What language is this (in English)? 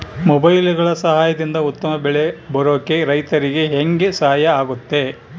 Kannada